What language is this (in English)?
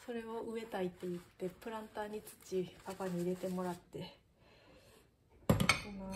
Japanese